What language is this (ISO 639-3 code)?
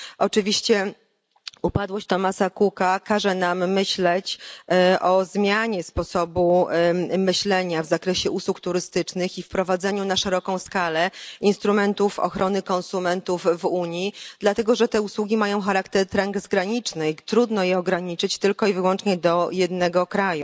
pol